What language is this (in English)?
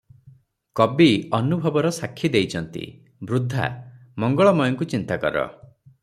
Odia